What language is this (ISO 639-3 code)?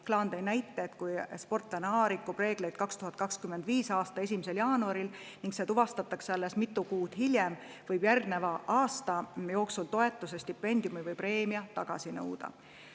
est